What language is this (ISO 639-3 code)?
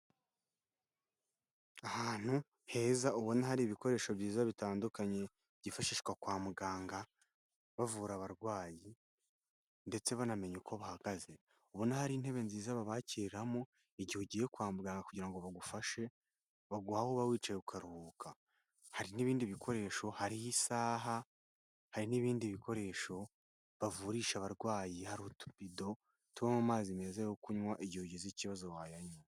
kin